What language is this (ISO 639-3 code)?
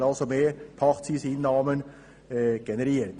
gsw